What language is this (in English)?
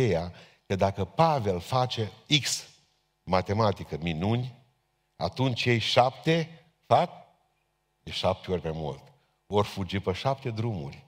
Romanian